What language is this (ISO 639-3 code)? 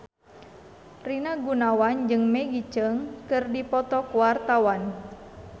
sun